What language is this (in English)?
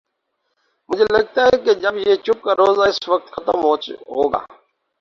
Urdu